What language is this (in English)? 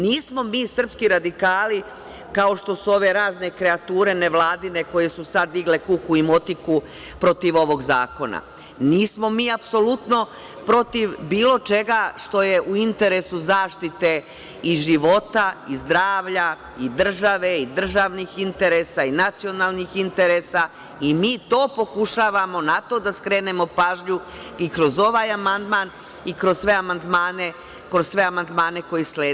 Serbian